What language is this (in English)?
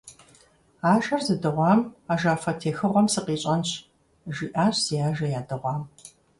Kabardian